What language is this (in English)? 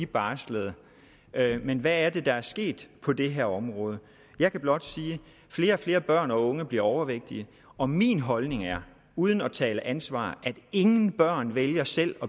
Danish